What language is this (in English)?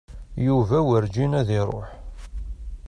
Kabyle